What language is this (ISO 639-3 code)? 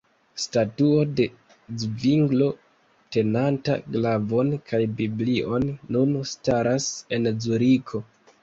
epo